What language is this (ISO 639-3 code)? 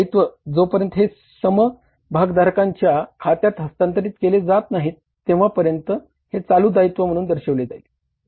mar